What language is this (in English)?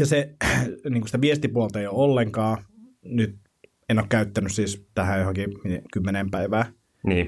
Finnish